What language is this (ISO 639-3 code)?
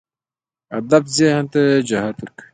pus